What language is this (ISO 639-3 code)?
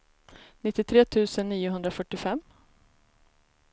swe